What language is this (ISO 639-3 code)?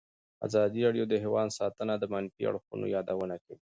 pus